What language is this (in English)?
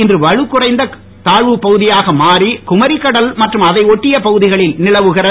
Tamil